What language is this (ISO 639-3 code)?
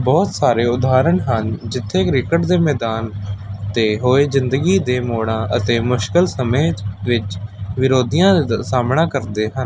pan